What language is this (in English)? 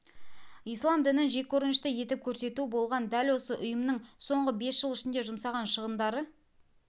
Kazakh